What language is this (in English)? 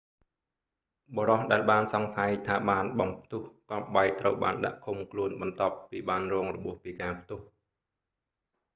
Khmer